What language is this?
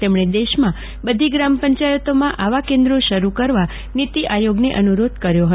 Gujarati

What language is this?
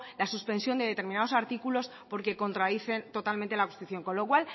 Spanish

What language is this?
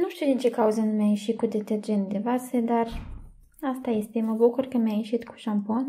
Romanian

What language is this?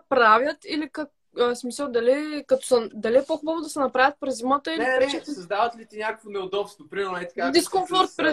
Bulgarian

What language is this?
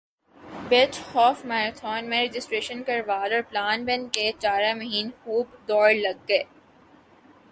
Urdu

